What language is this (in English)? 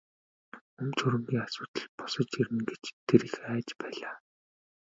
Mongolian